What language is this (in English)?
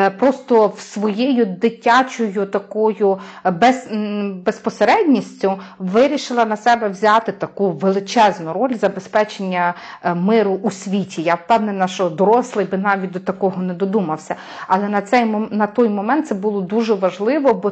Ukrainian